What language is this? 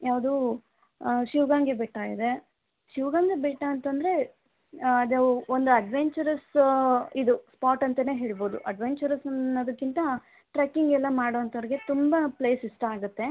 Kannada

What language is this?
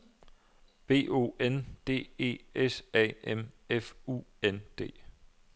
Danish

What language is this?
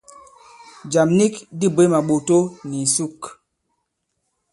Bankon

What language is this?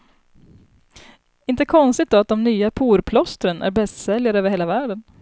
Swedish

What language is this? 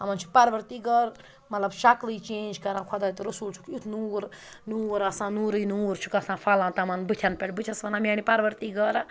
Kashmiri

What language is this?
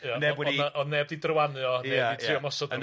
Welsh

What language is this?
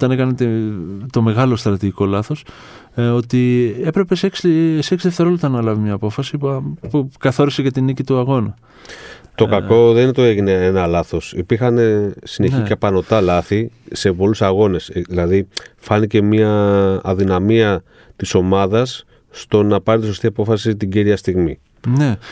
Greek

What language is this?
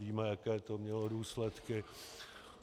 Czech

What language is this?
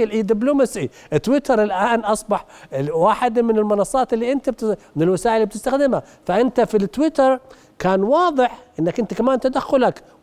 Arabic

